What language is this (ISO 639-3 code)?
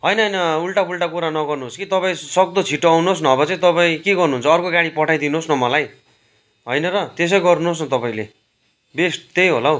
nep